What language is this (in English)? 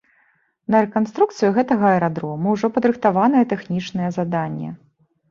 Belarusian